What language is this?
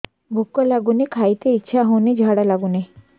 Odia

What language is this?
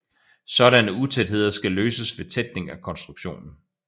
Danish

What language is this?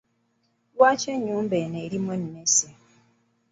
Ganda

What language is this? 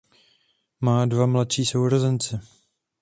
Czech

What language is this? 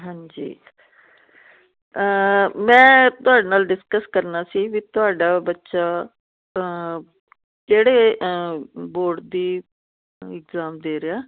Punjabi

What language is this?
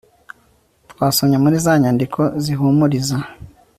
Kinyarwanda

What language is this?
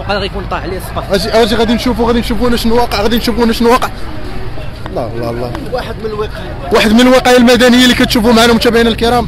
Arabic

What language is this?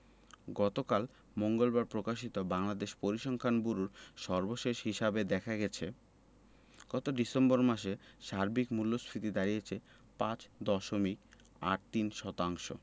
Bangla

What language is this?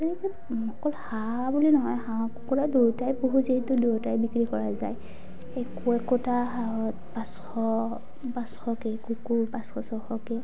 Assamese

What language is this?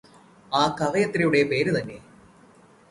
Malayalam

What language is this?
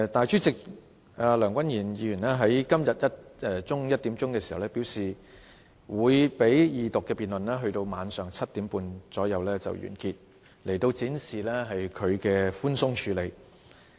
Cantonese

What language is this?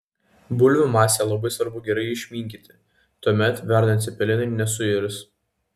Lithuanian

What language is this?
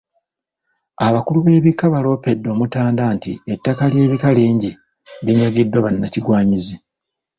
Ganda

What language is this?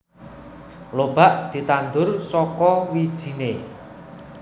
Javanese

